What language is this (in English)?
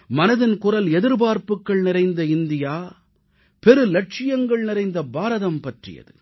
Tamil